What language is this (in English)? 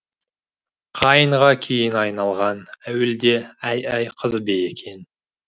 Kazakh